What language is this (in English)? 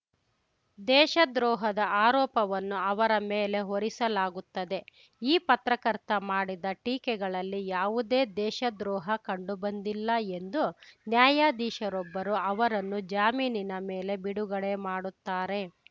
Kannada